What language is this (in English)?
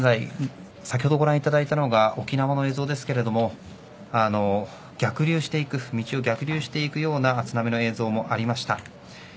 Japanese